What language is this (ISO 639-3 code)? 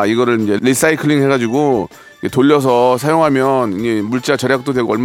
kor